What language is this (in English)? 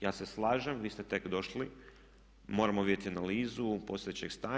Croatian